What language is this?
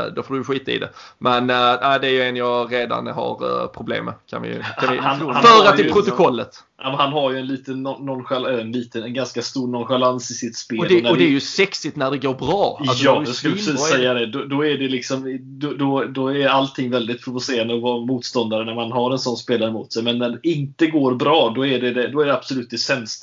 Swedish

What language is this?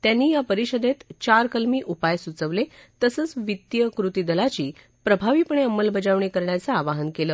Marathi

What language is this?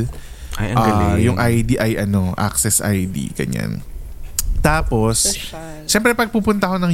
Filipino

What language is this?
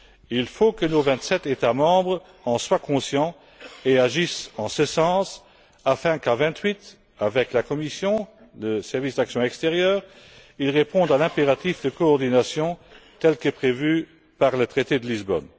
French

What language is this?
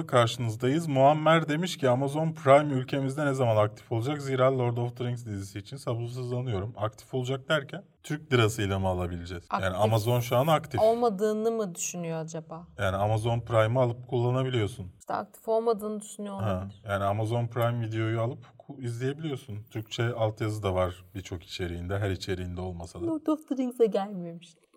Turkish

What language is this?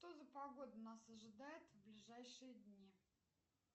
Russian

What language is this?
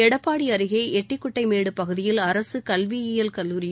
Tamil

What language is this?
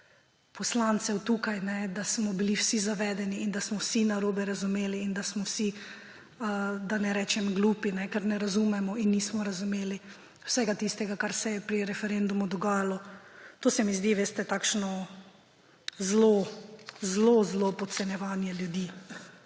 Slovenian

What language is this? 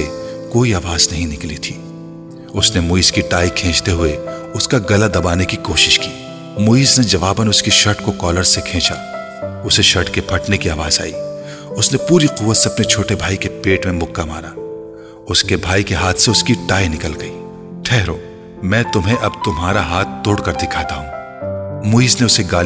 Urdu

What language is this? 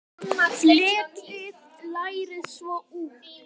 Icelandic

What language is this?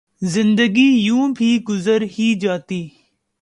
Urdu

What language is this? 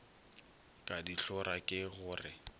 Northern Sotho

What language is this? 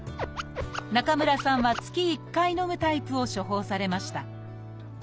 Japanese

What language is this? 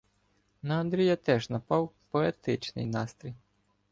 Ukrainian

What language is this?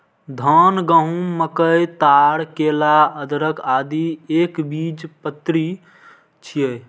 Maithili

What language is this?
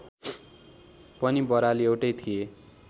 Nepali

